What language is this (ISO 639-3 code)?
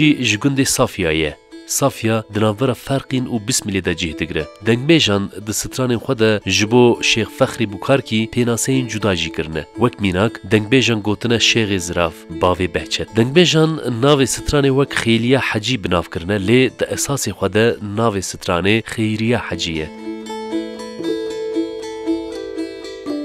ara